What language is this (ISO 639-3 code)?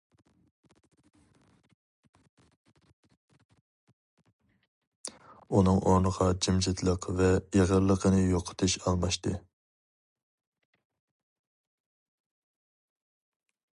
uig